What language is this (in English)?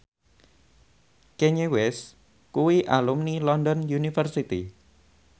Javanese